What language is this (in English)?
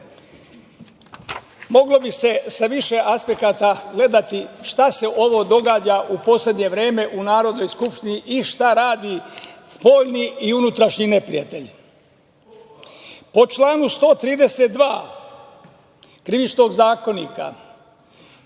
Serbian